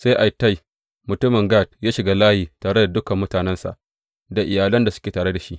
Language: Hausa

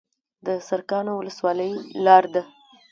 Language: Pashto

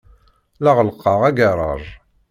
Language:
Kabyle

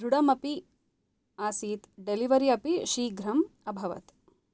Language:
Sanskrit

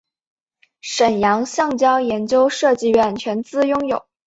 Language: Chinese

